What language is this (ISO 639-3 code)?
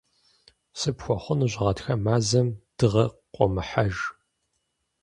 kbd